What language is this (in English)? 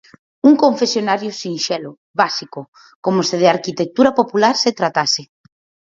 Galician